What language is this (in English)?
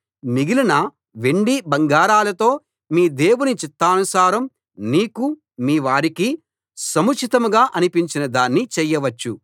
Telugu